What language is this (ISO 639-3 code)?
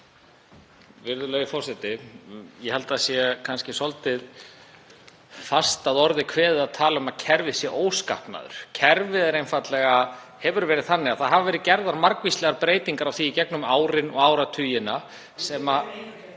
isl